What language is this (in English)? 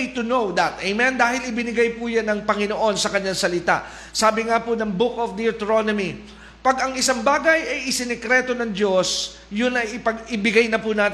Filipino